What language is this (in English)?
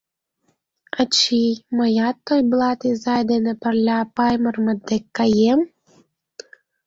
Mari